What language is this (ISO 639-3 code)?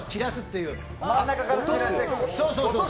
jpn